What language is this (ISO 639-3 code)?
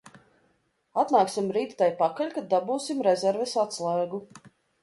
lav